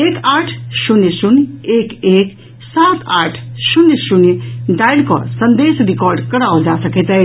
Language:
Maithili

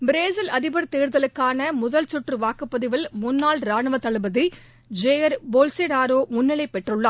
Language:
Tamil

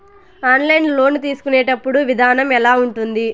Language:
Telugu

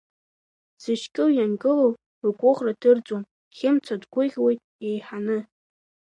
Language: Abkhazian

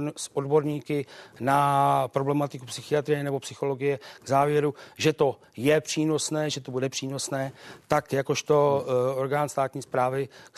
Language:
Czech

